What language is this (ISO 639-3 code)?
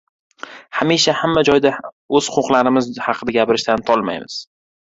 uzb